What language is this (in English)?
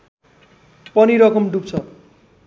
Nepali